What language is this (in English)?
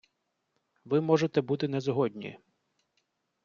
Ukrainian